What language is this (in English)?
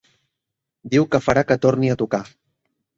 Catalan